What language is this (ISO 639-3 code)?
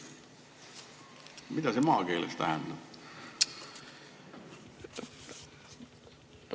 est